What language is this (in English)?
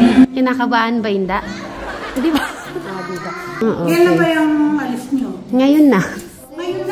Indonesian